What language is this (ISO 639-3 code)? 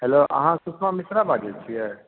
mai